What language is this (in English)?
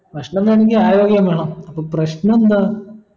Malayalam